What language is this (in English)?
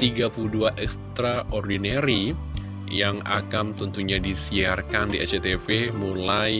Indonesian